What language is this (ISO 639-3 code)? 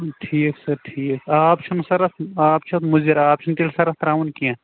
kas